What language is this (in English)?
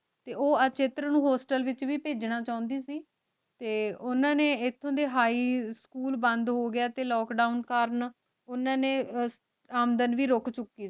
Punjabi